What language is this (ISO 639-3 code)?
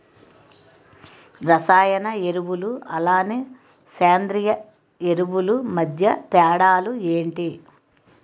tel